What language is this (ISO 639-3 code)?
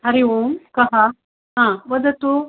san